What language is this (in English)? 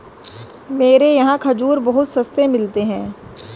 Hindi